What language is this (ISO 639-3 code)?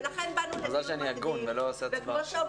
heb